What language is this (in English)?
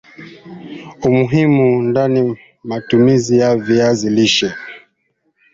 Swahili